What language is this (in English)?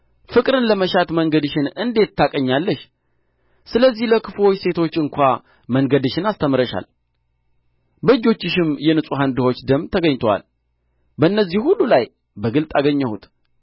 Amharic